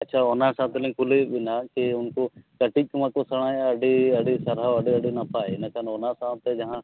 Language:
Santali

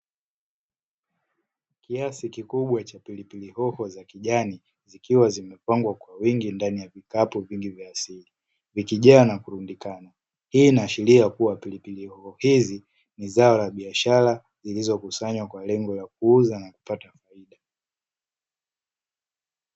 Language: Swahili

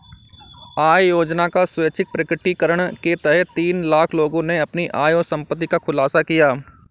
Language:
Hindi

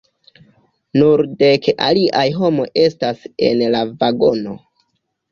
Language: Esperanto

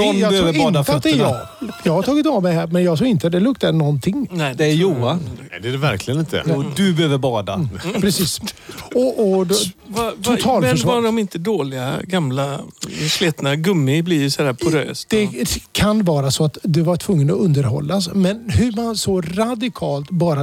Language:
Swedish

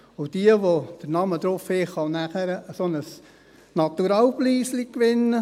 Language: Swiss German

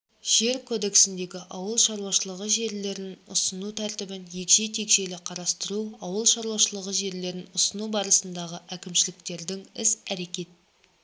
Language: Kazakh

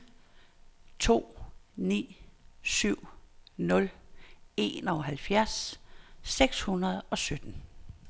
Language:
Danish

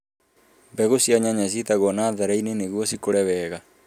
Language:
Kikuyu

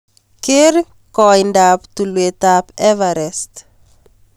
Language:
Kalenjin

